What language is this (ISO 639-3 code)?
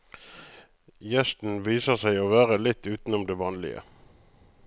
nor